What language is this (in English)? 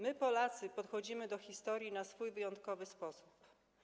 Polish